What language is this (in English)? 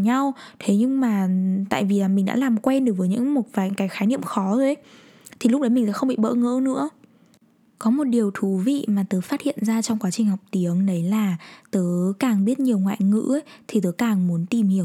Vietnamese